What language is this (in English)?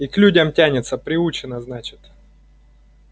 Russian